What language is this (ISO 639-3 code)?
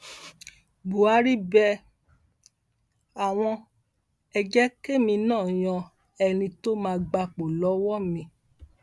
yor